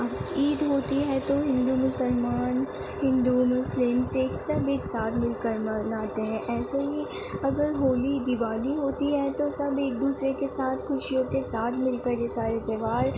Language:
Urdu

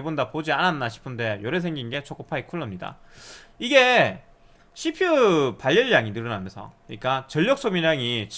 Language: Korean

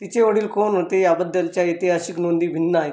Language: Marathi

